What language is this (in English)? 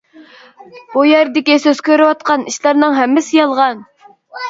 Uyghur